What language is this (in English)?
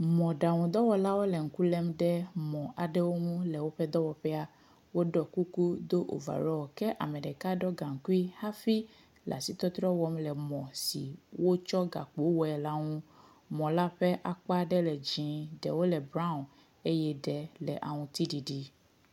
Ewe